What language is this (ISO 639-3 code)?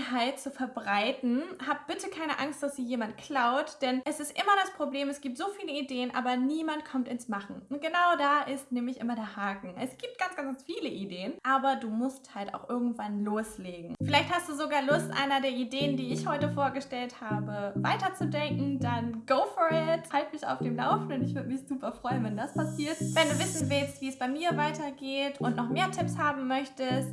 deu